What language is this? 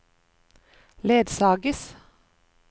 Norwegian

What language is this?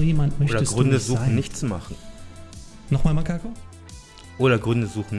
German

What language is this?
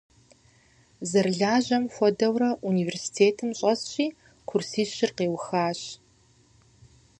Kabardian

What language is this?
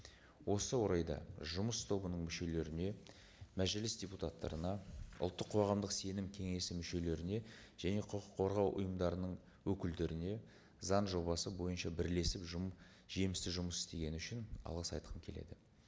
Kazakh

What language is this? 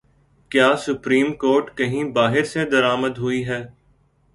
Urdu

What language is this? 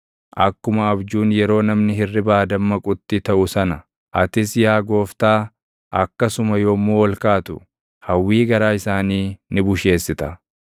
Oromo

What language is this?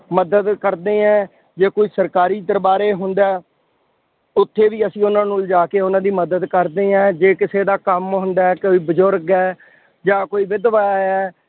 Punjabi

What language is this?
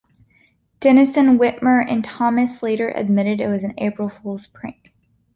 English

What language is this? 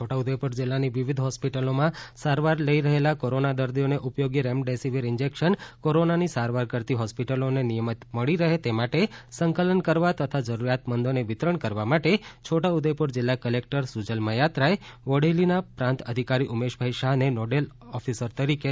Gujarati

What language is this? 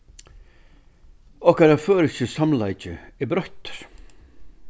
Faroese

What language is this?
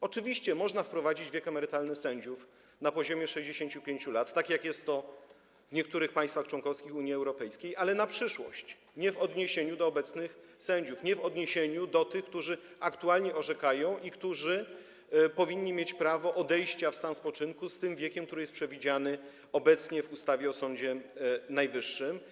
Polish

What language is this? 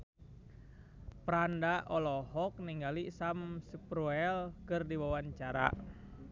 Sundanese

